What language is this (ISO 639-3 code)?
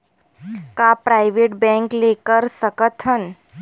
hne